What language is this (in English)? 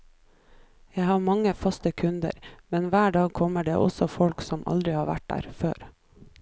Norwegian